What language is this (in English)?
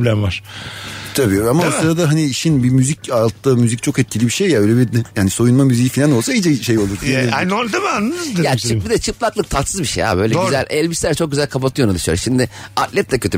Turkish